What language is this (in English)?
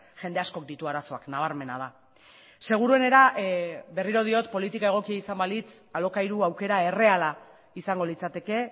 Basque